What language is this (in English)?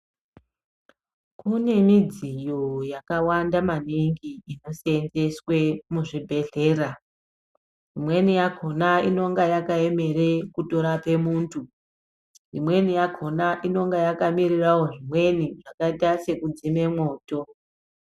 Ndau